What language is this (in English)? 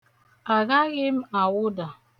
Igbo